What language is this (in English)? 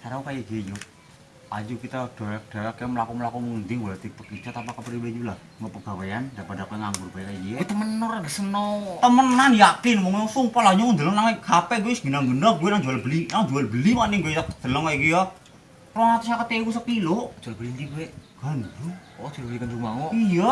Indonesian